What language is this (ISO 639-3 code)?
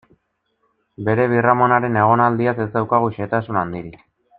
eus